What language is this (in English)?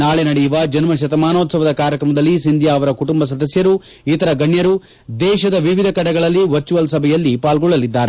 Kannada